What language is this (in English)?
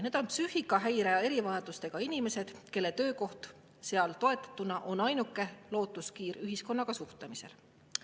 Estonian